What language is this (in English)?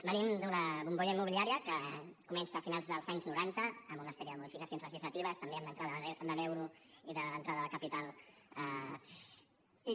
Catalan